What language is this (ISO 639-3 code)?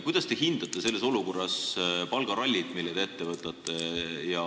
est